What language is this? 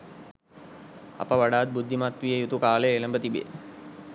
Sinhala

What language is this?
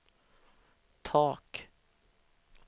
Swedish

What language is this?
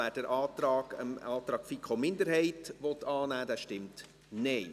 Swiss German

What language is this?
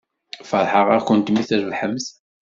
Kabyle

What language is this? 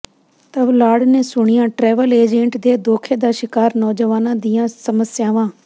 Punjabi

